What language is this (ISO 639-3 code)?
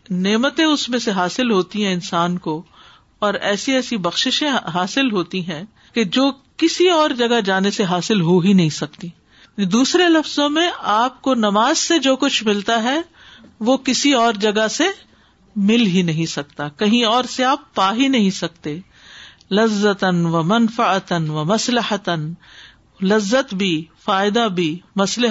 urd